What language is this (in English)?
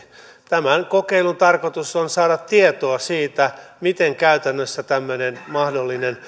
Finnish